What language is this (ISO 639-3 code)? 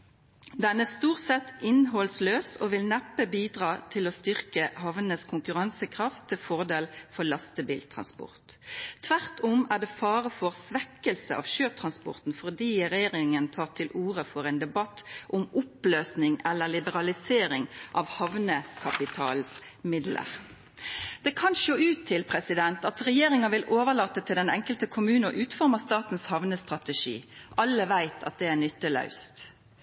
nno